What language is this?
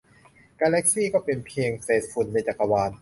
Thai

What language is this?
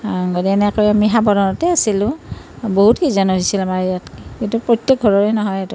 Assamese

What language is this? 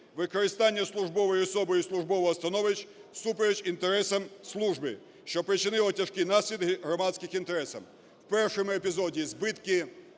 Ukrainian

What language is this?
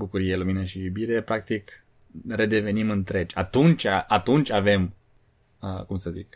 Romanian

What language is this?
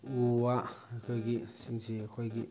Manipuri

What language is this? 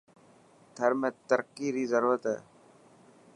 Dhatki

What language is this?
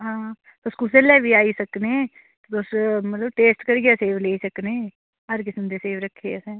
Dogri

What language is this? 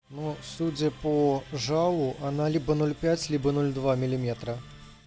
Russian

